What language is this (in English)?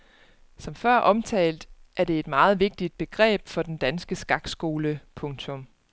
Danish